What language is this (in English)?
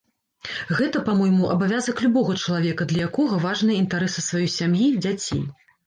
Belarusian